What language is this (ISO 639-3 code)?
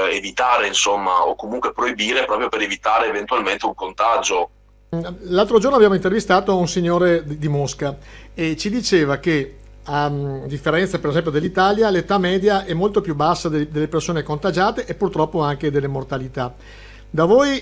ita